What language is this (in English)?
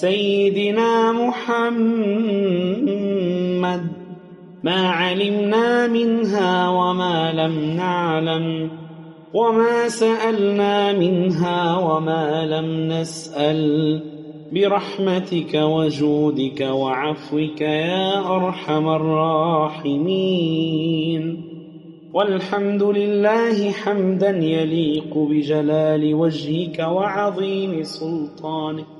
Arabic